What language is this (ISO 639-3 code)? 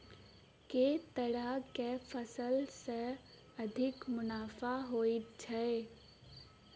mai